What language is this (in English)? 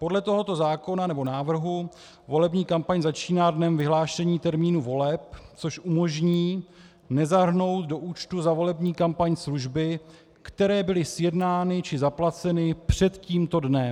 Czech